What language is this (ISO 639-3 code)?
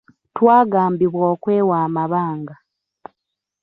lug